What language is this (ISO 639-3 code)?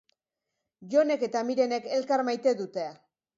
eus